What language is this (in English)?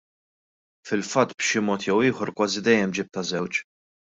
Maltese